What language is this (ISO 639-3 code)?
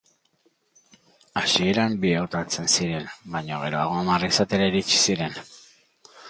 eus